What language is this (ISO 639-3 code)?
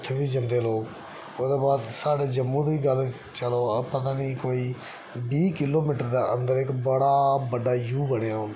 doi